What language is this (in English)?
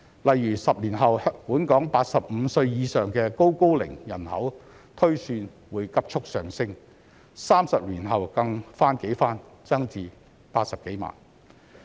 Cantonese